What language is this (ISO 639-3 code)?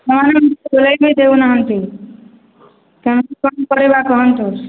ori